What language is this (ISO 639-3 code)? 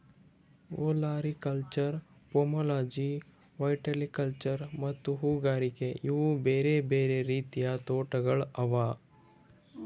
kan